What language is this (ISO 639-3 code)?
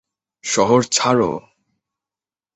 ben